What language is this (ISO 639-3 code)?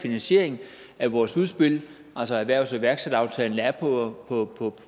dan